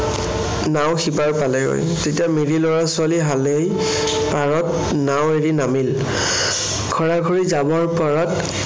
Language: Assamese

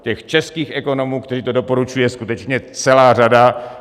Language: Czech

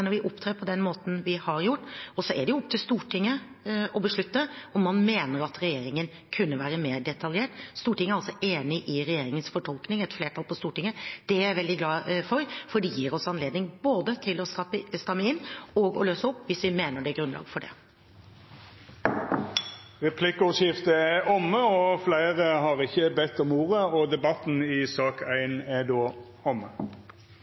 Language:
Norwegian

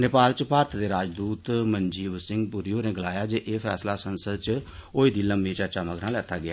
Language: Dogri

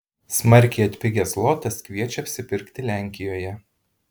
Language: Lithuanian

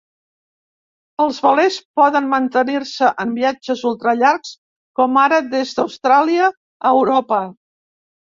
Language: Catalan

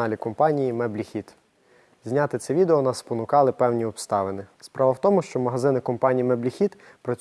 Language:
Ukrainian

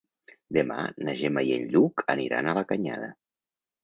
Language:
Catalan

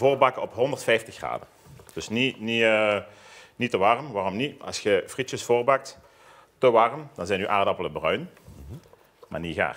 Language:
Dutch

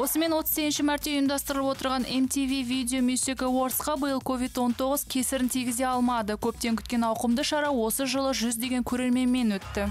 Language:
Russian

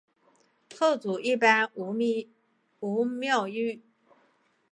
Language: Chinese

